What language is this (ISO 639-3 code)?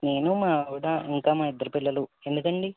tel